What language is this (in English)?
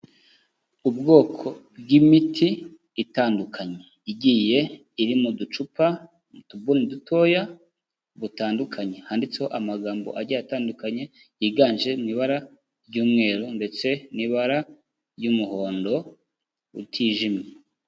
Kinyarwanda